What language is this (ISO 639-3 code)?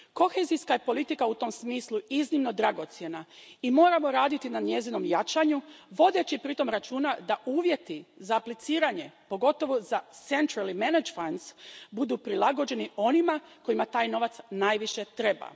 hrv